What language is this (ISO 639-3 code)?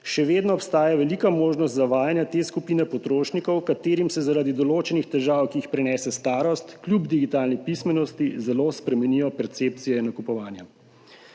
slv